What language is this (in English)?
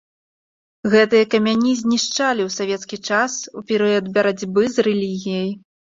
Belarusian